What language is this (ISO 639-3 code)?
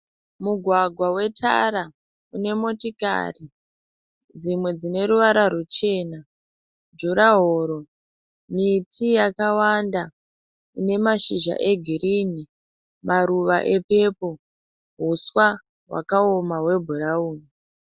sna